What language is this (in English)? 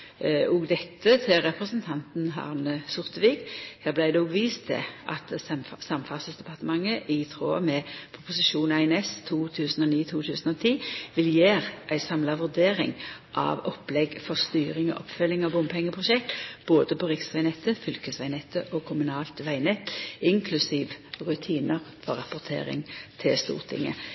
Norwegian Nynorsk